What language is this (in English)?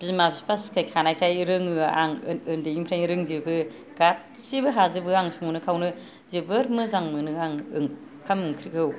Bodo